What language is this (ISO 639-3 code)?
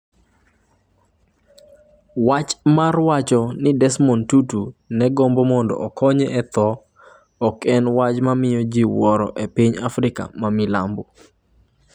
luo